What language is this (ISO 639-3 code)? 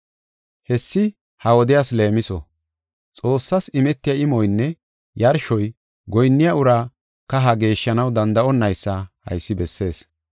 gof